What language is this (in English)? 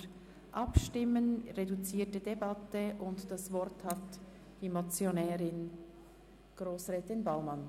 Swiss German